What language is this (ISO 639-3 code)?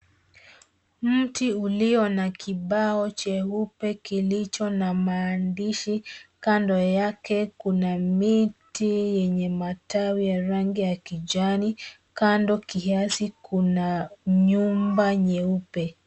swa